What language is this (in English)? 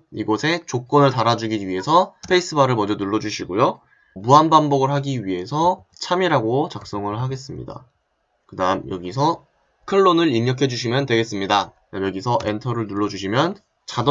Korean